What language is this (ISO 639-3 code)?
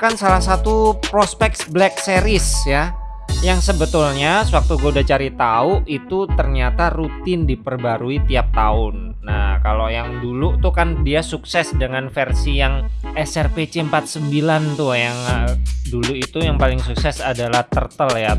ind